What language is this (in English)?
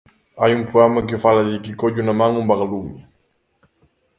Galician